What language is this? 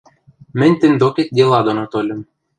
Western Mari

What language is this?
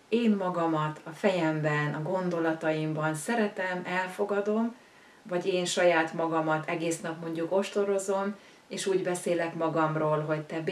Hungarian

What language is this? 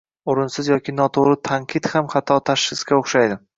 Uzbek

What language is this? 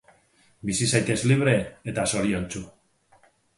Basque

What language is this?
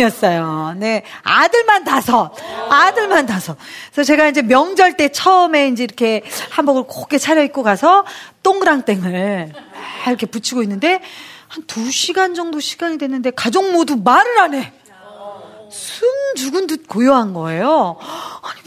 Korean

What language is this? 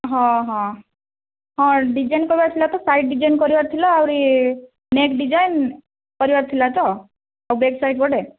Odia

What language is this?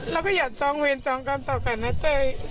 Thai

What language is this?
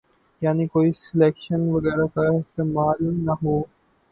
Urdu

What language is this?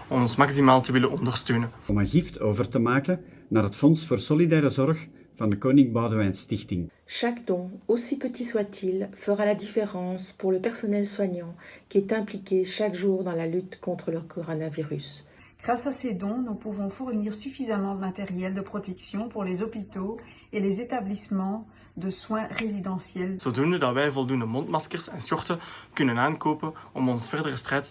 Dutch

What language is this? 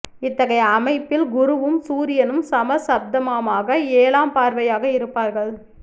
Tamil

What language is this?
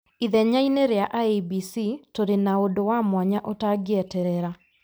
Kikuyu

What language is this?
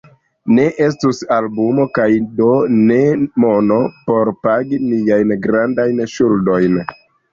Esperanto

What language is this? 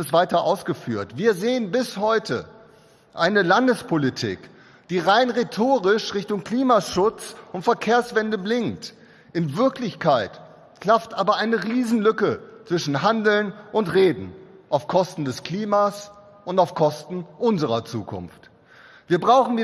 German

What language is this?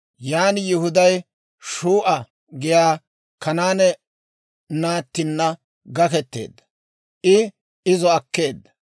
Dawro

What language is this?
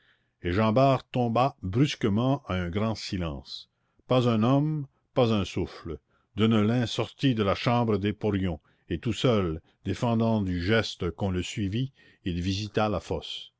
French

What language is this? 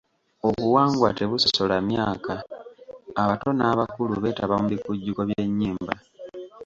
Ganda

